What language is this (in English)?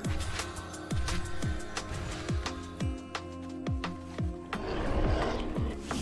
English